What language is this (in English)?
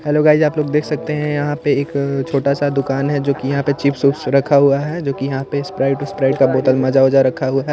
Hindi